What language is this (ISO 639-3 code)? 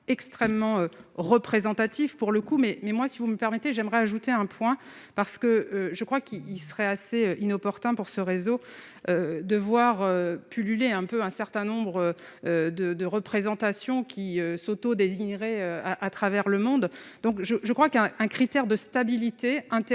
fra